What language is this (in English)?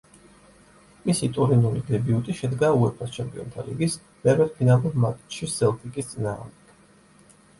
Georgian